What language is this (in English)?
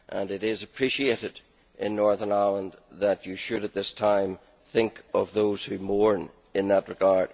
English